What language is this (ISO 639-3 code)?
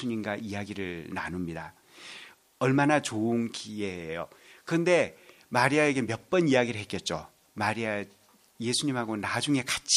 kor